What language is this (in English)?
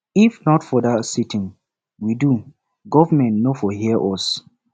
Nigerian Pidgin